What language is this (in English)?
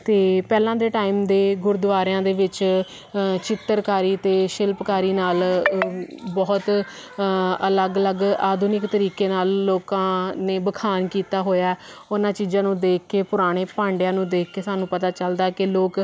Punjabi